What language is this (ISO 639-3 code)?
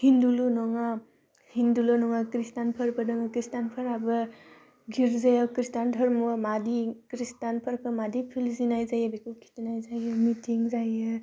brx